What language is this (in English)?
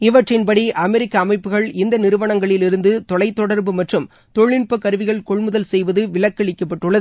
Tamil